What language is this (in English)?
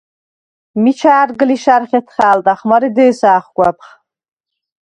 Svan